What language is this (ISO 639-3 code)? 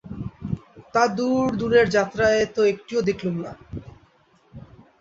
ben